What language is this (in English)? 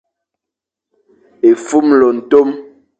Fang